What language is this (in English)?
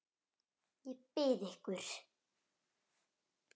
Icelandic